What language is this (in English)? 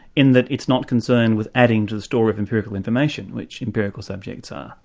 English